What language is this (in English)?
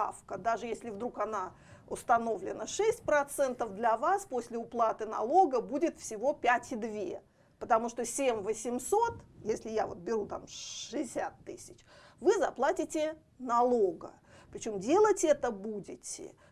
Russian